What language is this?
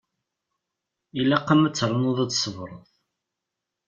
Kabyle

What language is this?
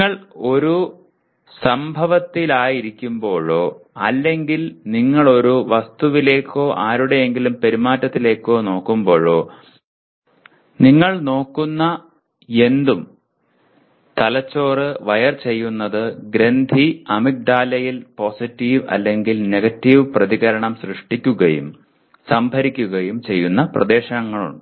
Malayalam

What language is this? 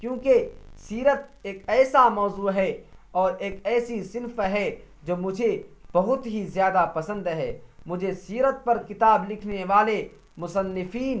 Urdu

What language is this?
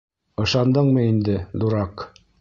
Bashkir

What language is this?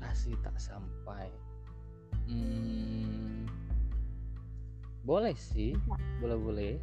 Indonesian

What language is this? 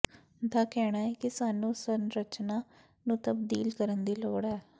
Punjabi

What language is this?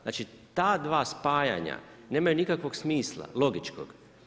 Croatian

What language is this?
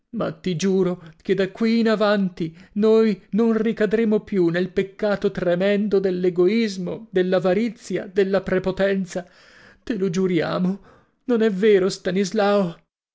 Italian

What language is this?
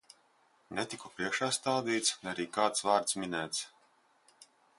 Latvian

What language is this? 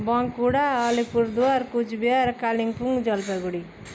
Nepali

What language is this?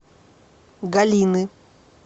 Russian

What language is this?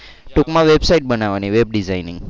Gujarati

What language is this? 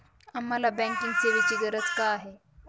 Marathi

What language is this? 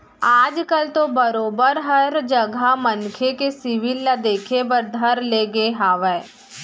Chhattisgarhi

